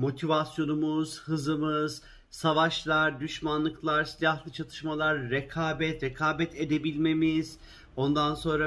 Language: Turkish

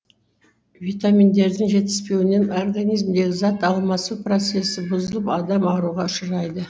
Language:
Kazakh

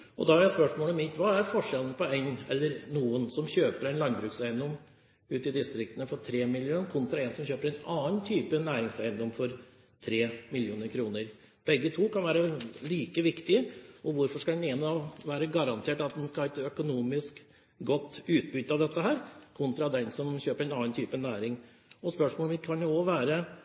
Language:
Norwegian Bokmål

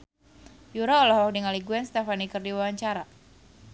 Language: Sundanese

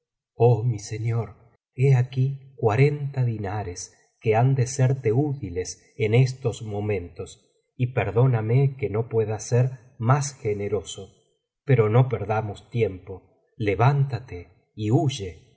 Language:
Spanish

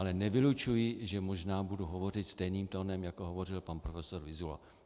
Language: Czech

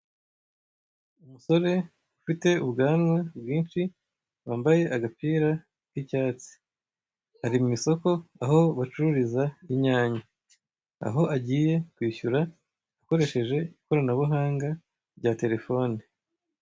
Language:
Kinyarwanda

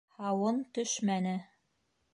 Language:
Bashkir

